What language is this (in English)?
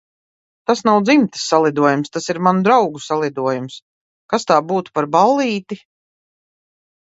Latvian